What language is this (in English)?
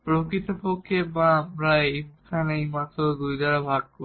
Bangla